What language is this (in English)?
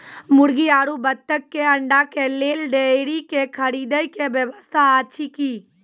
Maithili